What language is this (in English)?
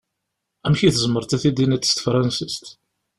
Kabyle